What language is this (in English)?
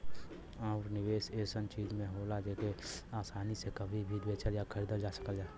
Bhojpuri